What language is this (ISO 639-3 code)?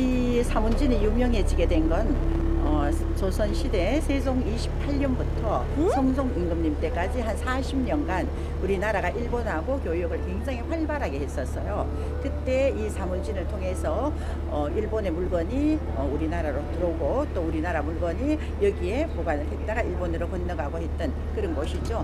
kor